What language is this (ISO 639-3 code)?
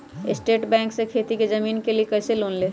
mag